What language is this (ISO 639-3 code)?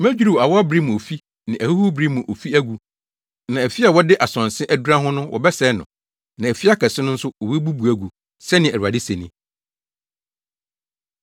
aka